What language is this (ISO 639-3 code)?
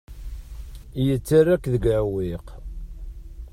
kab